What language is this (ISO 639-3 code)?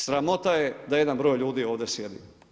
hrv